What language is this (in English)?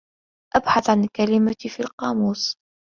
Arabic